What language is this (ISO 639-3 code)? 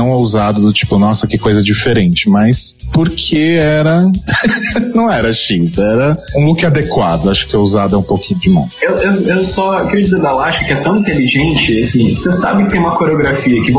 por